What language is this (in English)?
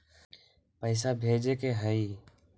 Magahi